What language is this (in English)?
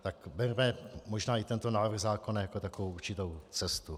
Czech